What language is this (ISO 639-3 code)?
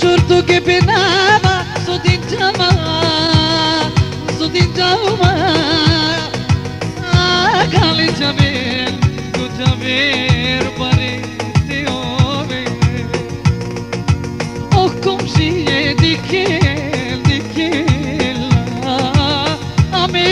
tur